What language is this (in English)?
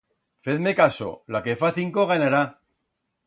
Aragonese